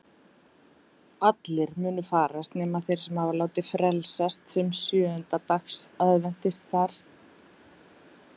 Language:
Icelandic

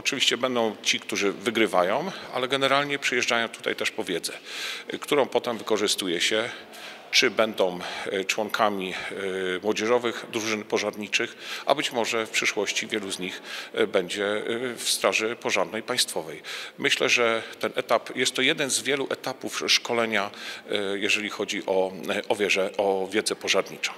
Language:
Polish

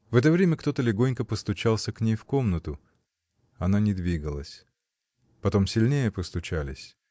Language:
Russian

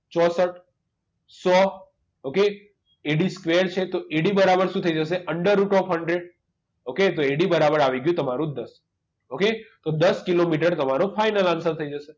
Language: Gujarati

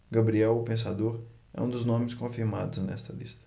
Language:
Portuguese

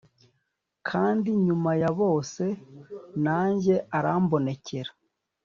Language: Kinyarwanda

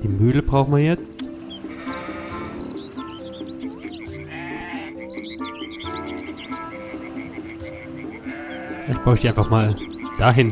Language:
German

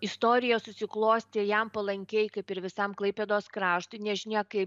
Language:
Lithuanian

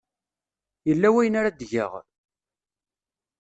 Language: Kabyle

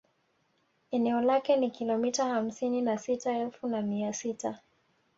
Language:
Swahili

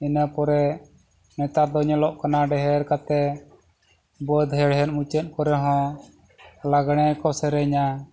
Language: Santali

